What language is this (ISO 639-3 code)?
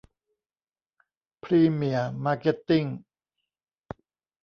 tha